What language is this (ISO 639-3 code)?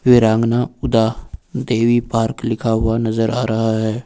hin